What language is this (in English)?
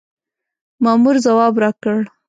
Pashto